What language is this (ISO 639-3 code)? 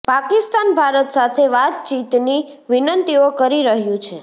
guj